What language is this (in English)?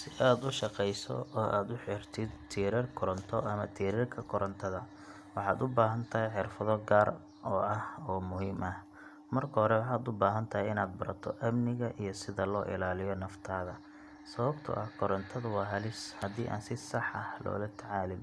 Somali